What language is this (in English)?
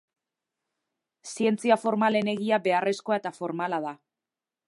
Basque